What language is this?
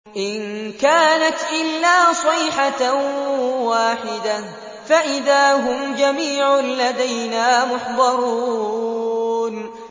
Arabic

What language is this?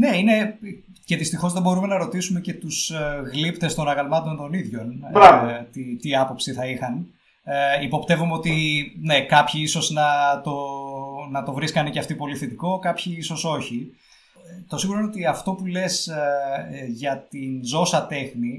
Greek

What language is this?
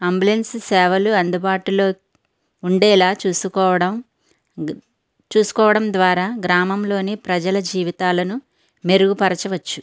Telugu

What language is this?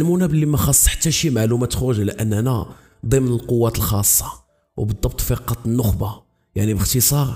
Arabic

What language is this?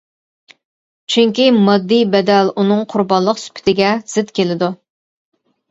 Uyghur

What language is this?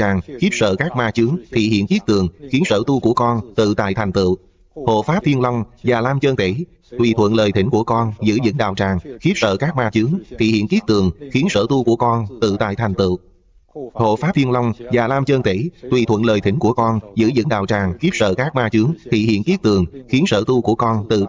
Vietnamese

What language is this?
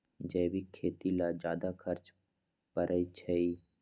Magahi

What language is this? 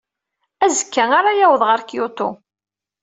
Kabyle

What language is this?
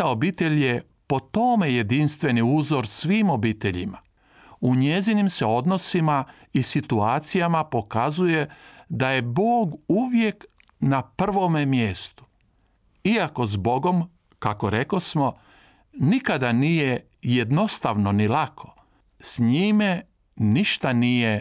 Croatian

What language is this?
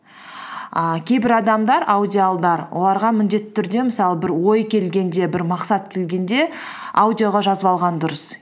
Kazakh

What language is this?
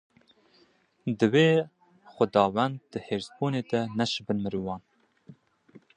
Kurdish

